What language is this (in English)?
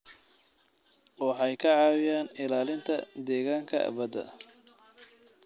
Somali